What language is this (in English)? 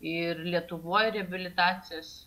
Lithuanian